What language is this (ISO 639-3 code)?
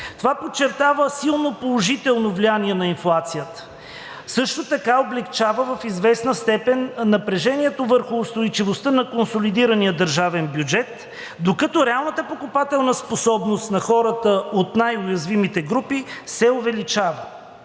bul